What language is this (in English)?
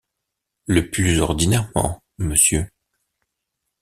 French